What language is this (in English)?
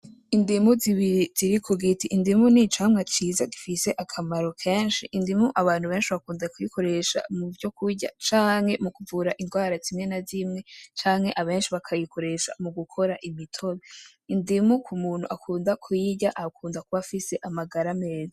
Rundi